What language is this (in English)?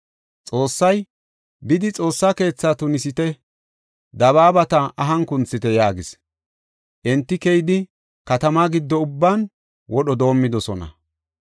Gofa